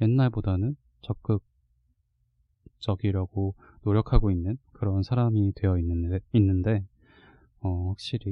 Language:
Korean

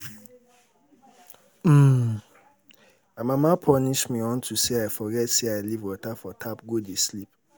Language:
Nigerian Pidgin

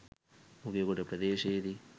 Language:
Sinhala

